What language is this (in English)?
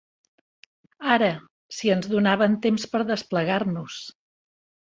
Catalan